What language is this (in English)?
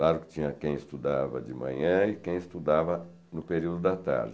Portuguese